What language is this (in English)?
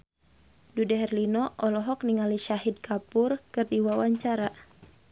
Sundanese